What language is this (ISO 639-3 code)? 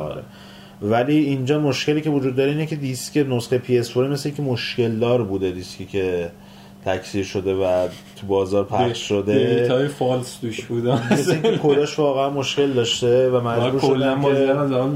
fas